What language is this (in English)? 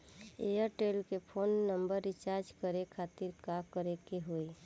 Bhojpuri